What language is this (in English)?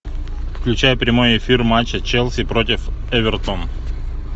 Russian